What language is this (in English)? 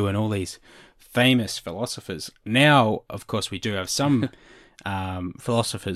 English